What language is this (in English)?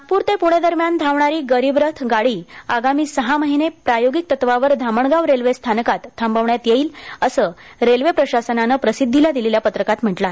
Marathi